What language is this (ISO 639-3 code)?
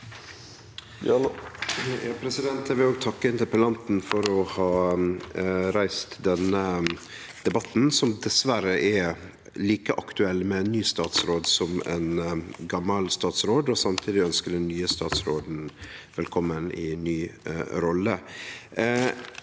nor